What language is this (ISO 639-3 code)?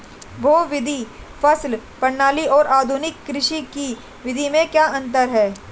hin